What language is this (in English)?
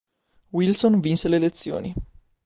Italian